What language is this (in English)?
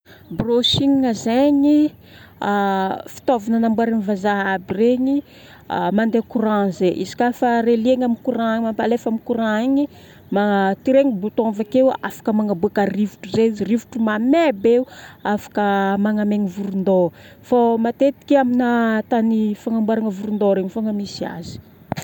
Northern Betsimisaraka Malagasy